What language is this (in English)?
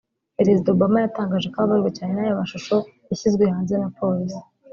Kinyarwanda